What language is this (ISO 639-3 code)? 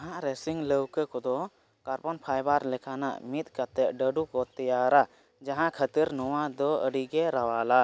sat